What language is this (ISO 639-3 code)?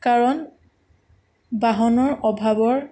asm